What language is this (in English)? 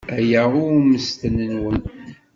Kabyle